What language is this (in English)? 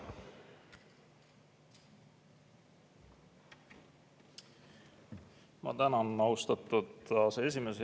Estonian